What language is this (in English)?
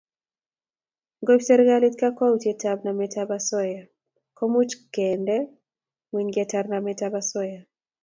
Kalenjin